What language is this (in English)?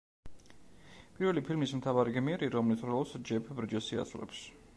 Georgian